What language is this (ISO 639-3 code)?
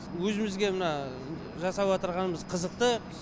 kaz